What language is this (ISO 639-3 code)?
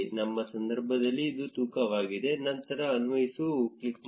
kan